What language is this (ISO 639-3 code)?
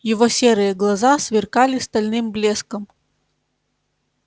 rus